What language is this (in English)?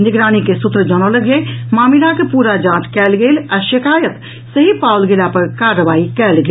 Maithili